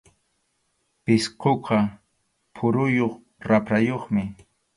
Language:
Arequipa-La Unión Quechua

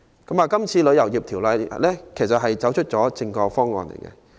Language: Cantonese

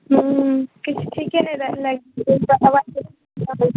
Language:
Maithili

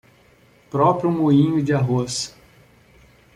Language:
Portuguese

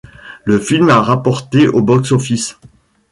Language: French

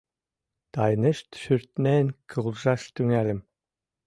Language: Mari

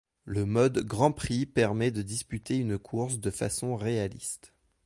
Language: French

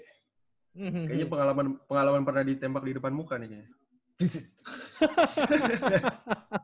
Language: Indonesian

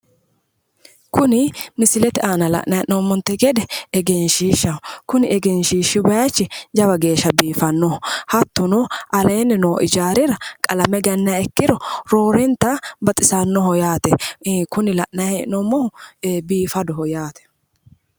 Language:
Sidamo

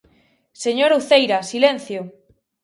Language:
Galician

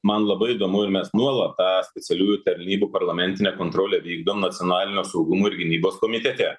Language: Lithuanian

